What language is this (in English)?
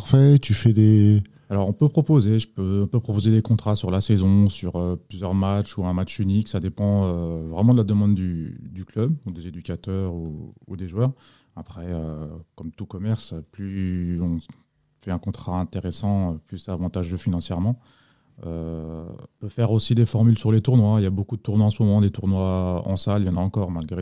French